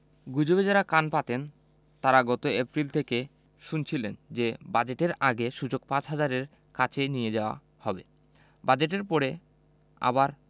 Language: Bangla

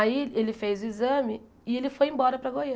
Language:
Portuguese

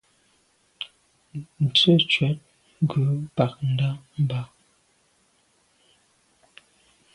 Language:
Medumba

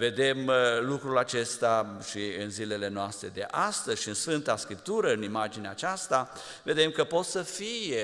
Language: Romanian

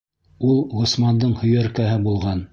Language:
Bashkir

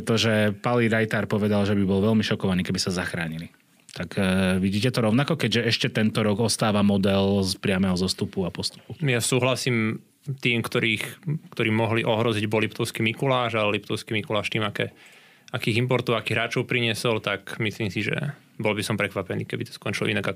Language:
Slovak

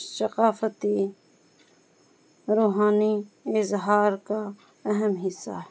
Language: Urdu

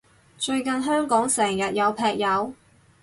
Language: Cantonese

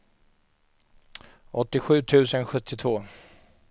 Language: Swedish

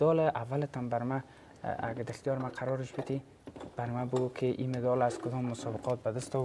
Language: Arabic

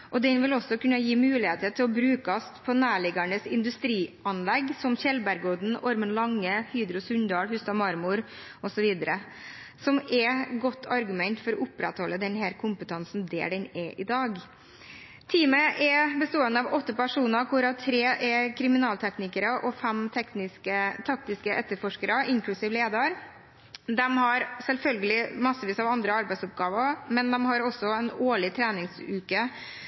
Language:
Norwegian Bokmål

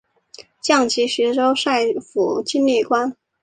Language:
Chinese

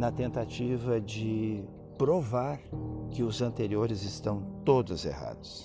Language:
Portuguese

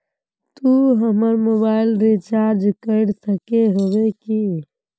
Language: Magahi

